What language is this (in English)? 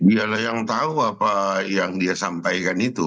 Indonesian